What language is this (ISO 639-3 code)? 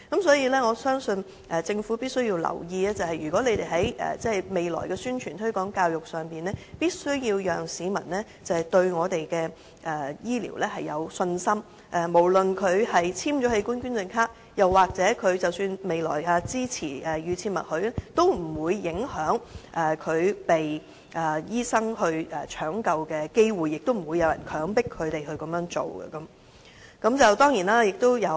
yue